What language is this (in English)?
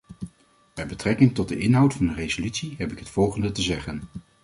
Dutch